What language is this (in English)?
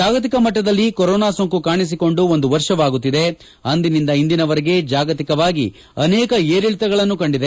Kannada